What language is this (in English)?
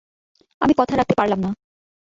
Bangla